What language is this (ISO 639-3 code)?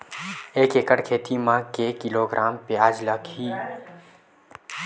hne